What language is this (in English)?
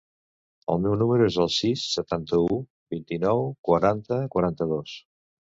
Catalan